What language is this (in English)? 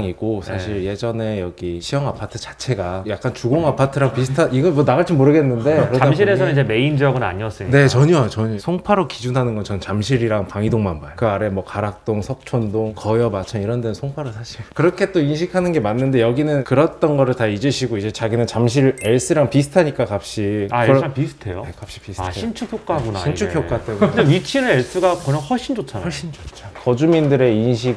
Korean